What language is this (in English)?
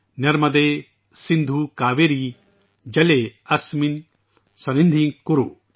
Urdu